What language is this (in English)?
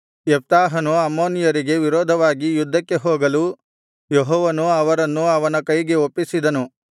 Kannada